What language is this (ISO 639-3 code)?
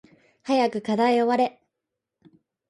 jpn